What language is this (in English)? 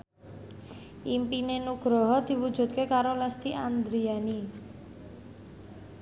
Javanese